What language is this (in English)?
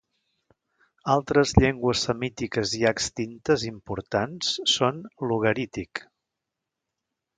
Catalan